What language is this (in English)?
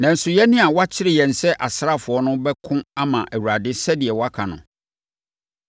Akan